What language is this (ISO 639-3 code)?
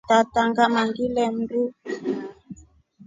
rof